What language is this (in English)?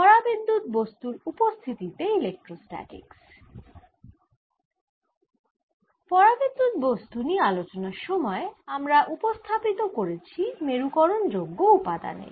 Bangla